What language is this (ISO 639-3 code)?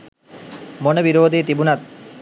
sin